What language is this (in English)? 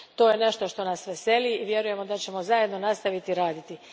Croatian